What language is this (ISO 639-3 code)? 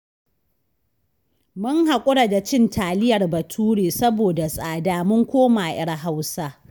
hau